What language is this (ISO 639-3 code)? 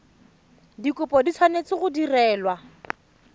tsn